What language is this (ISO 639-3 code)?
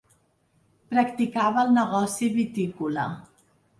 cat